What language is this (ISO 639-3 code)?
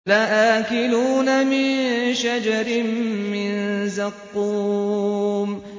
ara